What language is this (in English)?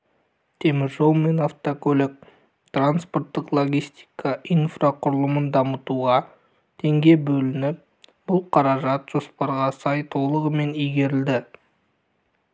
Kazakh